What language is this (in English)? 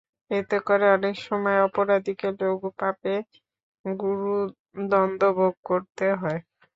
Bangla